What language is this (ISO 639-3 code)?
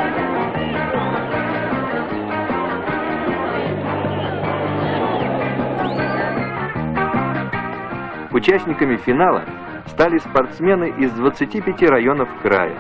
rus